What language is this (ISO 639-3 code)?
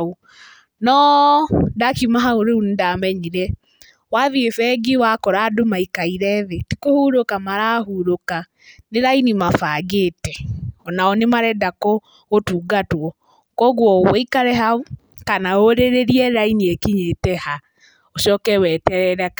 kik